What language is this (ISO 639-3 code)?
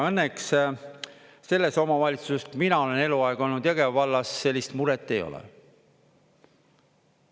est